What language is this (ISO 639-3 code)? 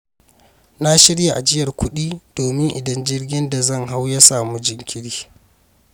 hau